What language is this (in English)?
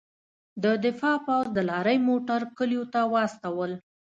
Pashto